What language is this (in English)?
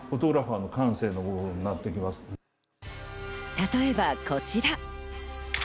Japanese